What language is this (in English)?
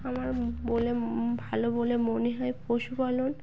Bangla